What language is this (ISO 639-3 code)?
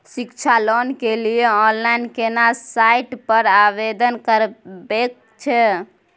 mai